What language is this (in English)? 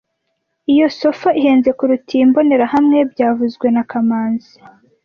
Kinyarwanda